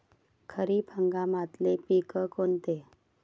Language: Marathi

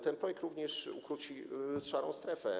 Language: Polish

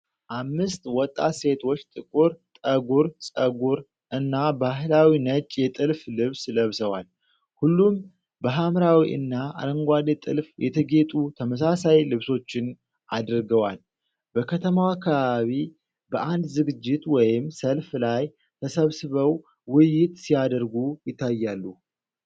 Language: Amharic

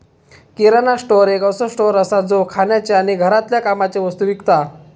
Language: Marathi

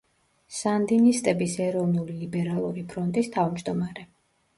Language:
Georgian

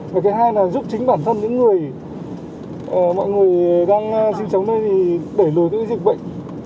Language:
Vietnamese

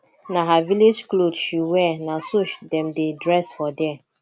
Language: Nigerian Pidgin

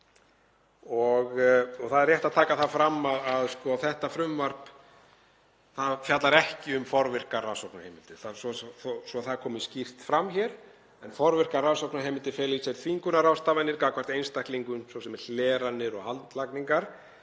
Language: Icelandic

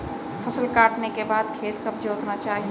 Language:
Hindi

